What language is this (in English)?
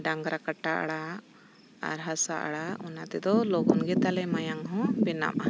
Santali